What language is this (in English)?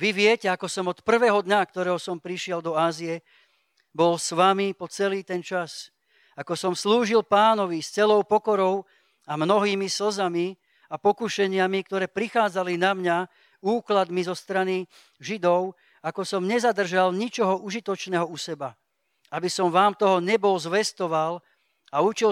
Slovak